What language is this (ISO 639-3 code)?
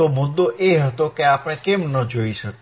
guj